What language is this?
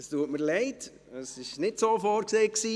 Swiss German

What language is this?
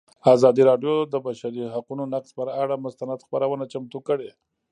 Pashto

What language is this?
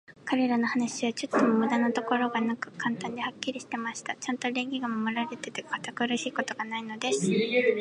Japanese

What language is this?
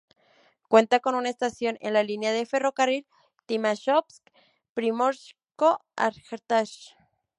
Spanish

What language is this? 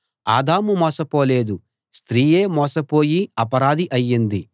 Telugu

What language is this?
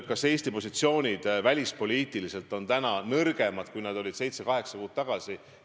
Estonian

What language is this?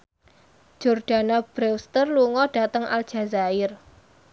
Javanese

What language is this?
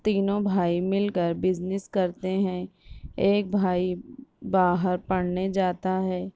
Urdu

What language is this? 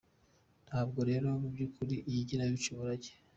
Kinyarwanda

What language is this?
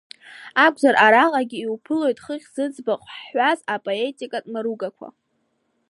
Abkhazian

